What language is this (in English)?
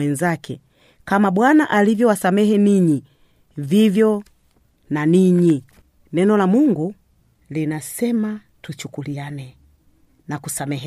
Swahili